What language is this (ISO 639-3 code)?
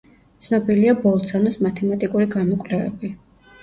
kat